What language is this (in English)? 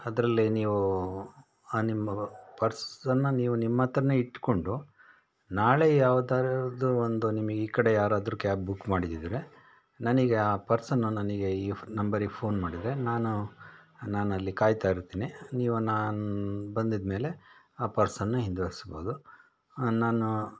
Kannada